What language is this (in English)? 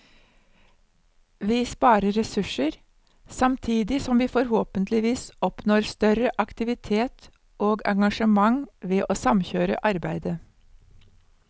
Norwegian